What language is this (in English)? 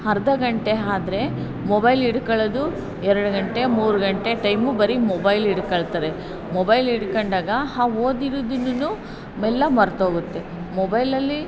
Kannada